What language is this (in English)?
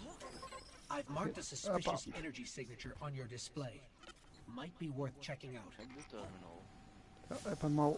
Dutch